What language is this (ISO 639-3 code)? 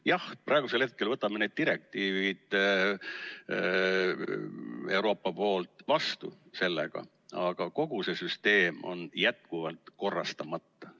est